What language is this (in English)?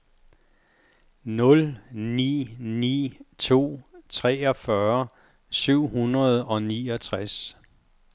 Danish